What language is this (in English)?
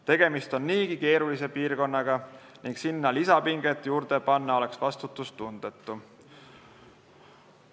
Estonian